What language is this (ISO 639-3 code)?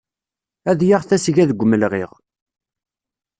kab